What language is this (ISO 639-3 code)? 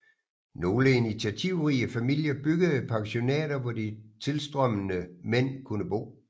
dan